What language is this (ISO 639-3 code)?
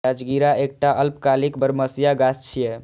mai